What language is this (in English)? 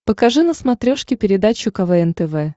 Russian